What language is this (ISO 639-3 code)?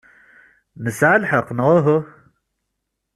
kab